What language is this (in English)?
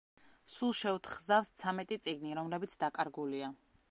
Georgian